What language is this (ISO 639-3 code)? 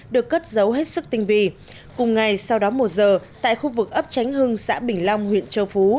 vie